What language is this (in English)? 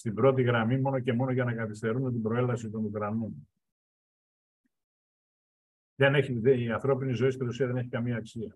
Greek